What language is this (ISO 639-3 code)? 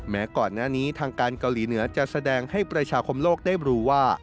tha